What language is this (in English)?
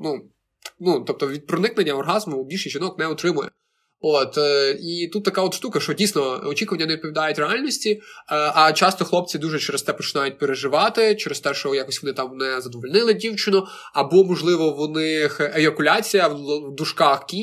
Ukrainian